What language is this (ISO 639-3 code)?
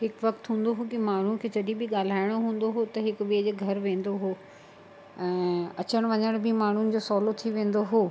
snd